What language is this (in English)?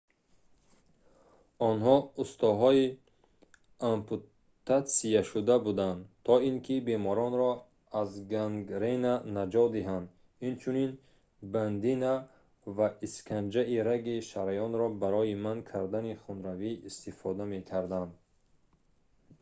Tajik